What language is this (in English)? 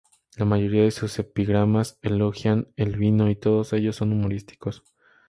Spanish